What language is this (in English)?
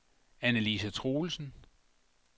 Danish